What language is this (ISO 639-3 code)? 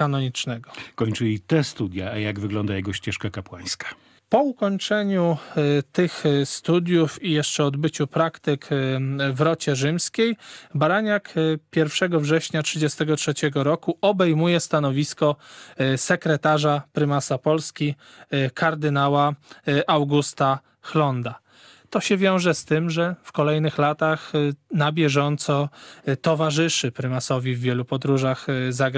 pol